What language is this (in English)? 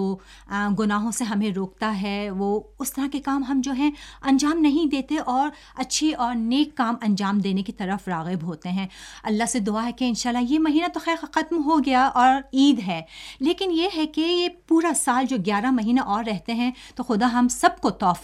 Urdu